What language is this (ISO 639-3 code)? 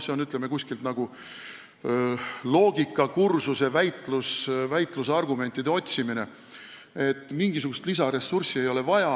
est